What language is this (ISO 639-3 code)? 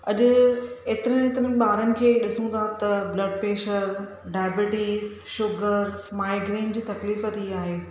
snd